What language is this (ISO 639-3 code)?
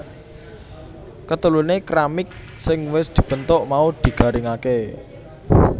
jav